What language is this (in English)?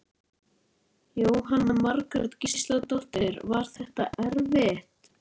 Icelandic